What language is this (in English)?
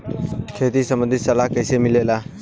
Bhojpuri